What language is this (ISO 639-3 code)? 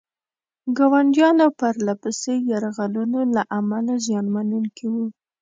pus